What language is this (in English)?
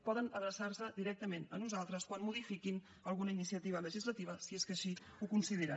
Catalan